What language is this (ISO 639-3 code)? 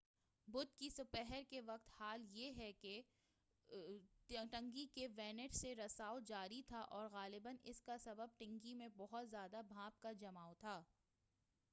urd